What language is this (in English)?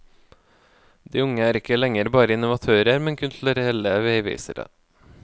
Norwegian